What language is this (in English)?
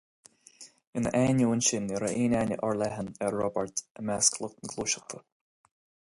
Irish